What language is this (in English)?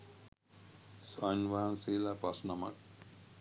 Sinhala